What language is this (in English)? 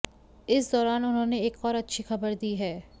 Hindi